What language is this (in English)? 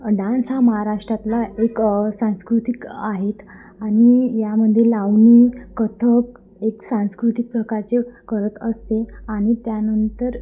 Marathi